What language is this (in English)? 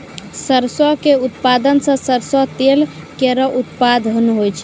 Maithili